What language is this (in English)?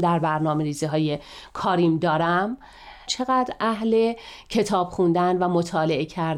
Persian